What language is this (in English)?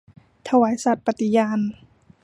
Thai